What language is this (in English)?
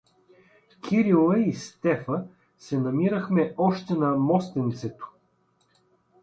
Bulgarian